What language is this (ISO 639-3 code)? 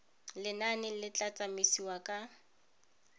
tsn